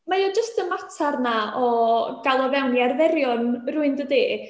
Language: Welsh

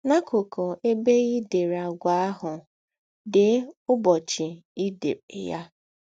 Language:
Igbo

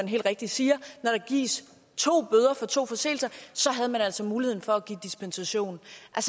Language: Danish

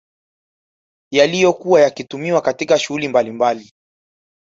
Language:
Swahili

